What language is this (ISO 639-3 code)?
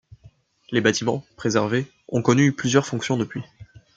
fra